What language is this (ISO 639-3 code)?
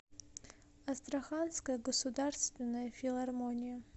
rus